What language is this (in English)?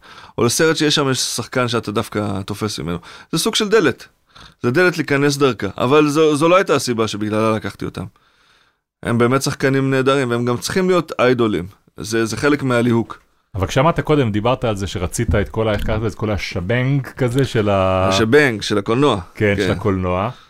Hebrew